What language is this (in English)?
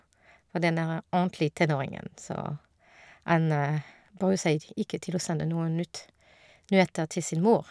Norwegian